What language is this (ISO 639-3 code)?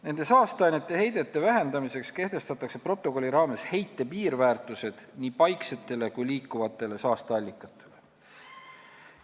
est